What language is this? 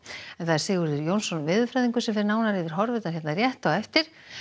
Icelandic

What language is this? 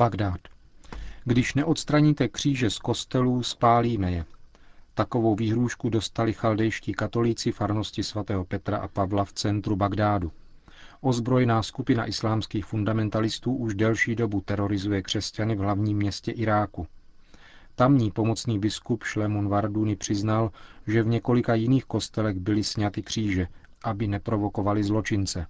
Czech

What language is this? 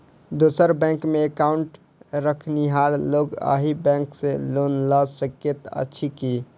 Maithili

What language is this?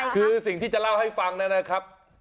Thai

